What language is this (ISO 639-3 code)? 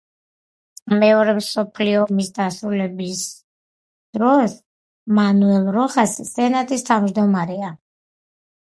kat